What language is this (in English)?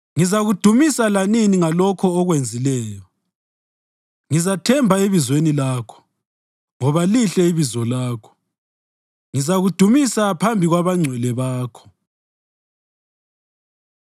North Ndebele